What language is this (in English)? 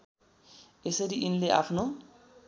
Nepali